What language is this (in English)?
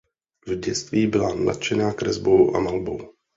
Czech